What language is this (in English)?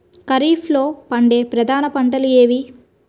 Telugu